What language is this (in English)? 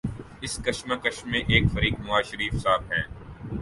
Urdu